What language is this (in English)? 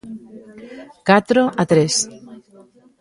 Galician